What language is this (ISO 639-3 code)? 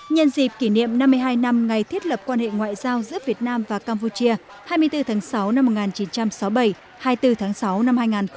vie